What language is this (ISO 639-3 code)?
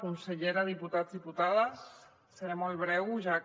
cat